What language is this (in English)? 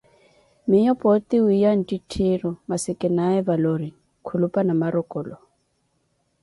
Koti